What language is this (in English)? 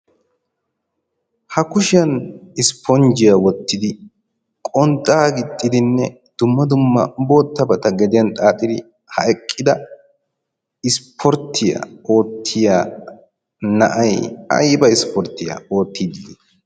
Wolaytta